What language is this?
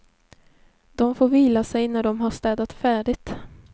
Swedish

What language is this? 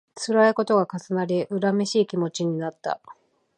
Japanese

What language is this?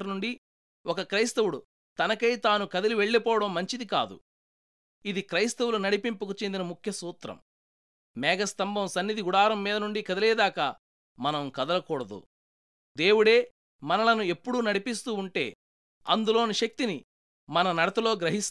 Telugu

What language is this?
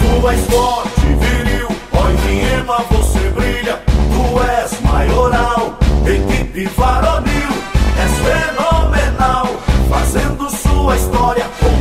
Romanian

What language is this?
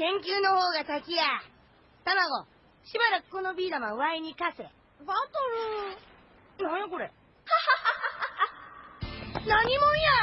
Japanese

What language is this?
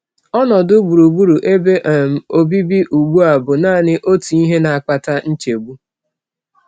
Igbo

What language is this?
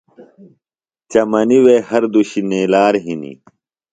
Phalura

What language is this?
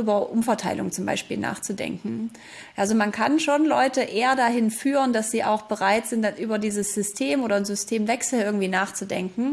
German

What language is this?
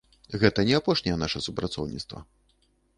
Belarusian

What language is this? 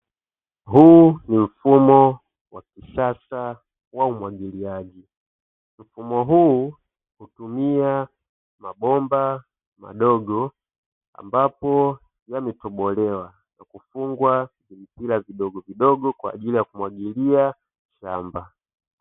Swahili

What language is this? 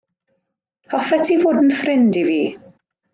Welsh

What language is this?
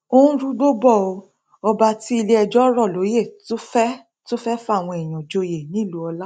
Yoruba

